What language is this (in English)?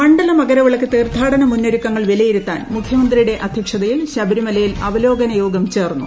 Malayalam